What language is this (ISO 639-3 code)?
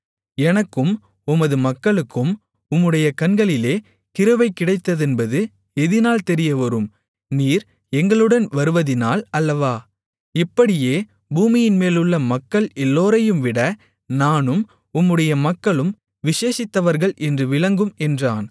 tam